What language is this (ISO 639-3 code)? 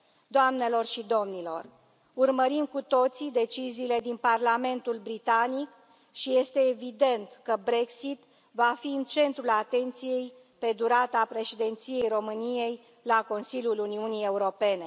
ron